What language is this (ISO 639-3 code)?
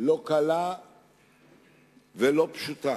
heb